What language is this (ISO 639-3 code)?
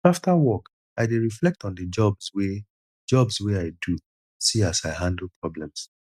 pcm